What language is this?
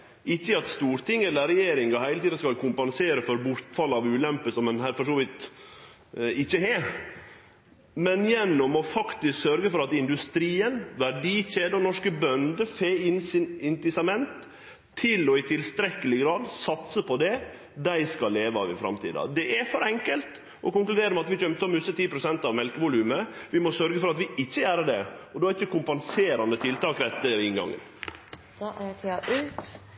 Norwegian Nynorsk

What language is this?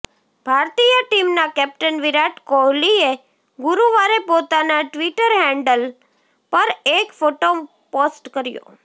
Gujarati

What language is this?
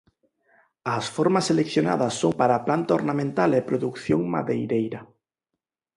Galician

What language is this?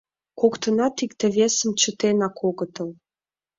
Mari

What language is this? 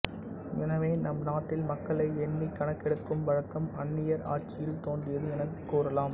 Tamil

